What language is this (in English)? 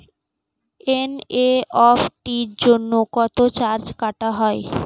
Bangla